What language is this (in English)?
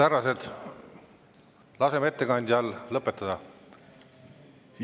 Estonian